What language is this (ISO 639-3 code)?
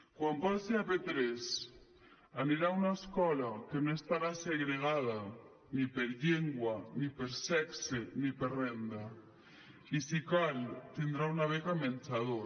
cat